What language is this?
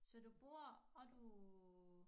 Danish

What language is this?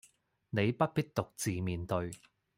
Cantonese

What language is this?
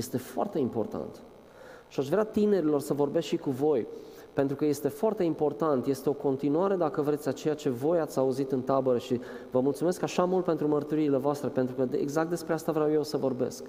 Romanian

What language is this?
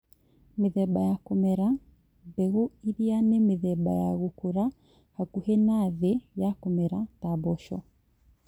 Kikuyu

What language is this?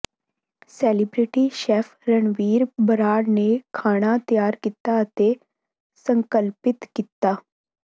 Punjabi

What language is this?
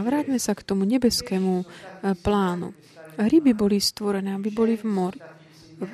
Slovak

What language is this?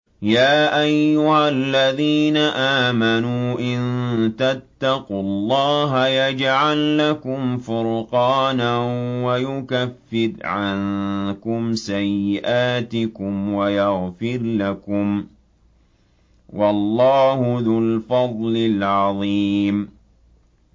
Arabic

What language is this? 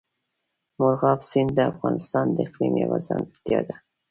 Pashto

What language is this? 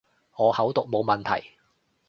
Cantonese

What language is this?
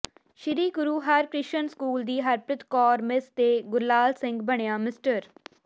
Punjabi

